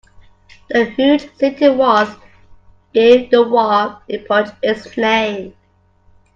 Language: English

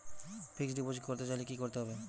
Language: Bangla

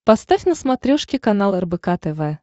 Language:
Russian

